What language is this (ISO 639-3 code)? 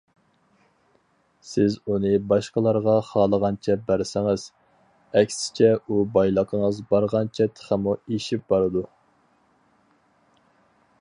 uig